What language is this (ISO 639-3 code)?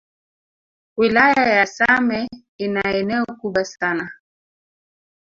swa